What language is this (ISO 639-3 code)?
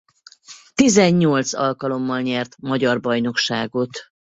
hun